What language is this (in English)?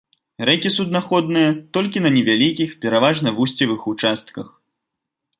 Belarusian